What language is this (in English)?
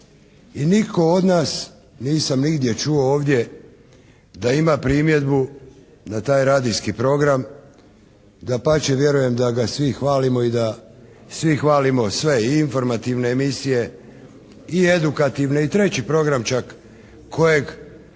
Croatian